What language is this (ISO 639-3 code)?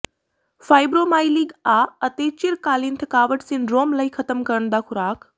pan